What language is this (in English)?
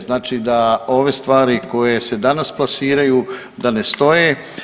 Croatian